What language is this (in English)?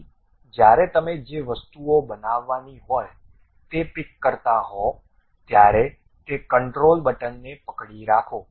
Gujarati